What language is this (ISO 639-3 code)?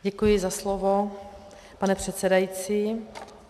ces